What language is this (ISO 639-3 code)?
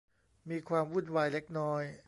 tha